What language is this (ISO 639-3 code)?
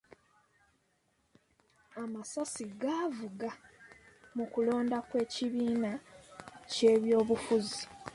lug